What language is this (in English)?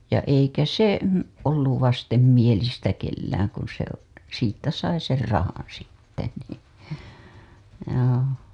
Finnish